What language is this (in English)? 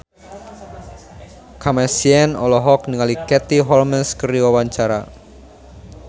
Sundanese